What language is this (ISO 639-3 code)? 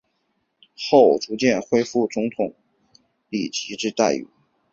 zho